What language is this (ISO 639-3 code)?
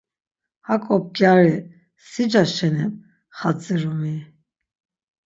lzz